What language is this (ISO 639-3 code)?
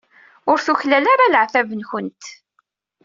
kab